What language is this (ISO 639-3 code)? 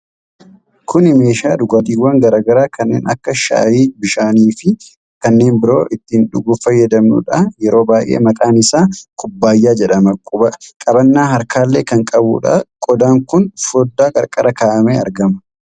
orm